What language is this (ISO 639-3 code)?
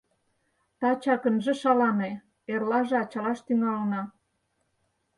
chm